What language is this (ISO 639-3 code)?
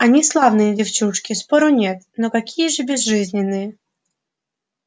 rus